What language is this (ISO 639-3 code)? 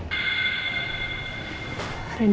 ind